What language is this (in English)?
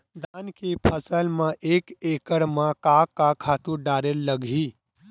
Chhattisgarhi